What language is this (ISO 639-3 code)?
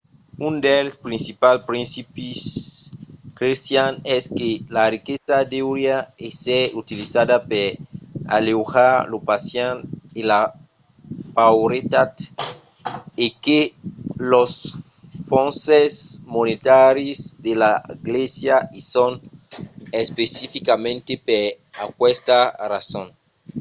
oci